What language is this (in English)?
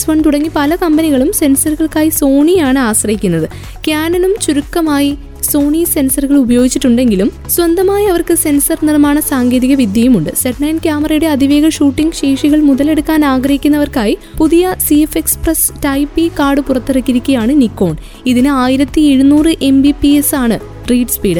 Malayalam